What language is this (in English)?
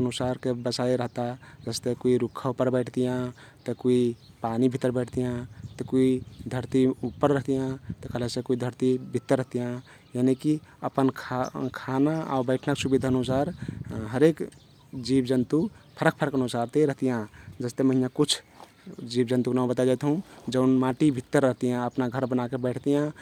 Kathoriya Tharu